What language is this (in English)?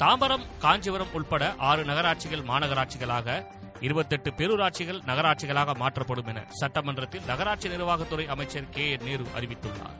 Tamil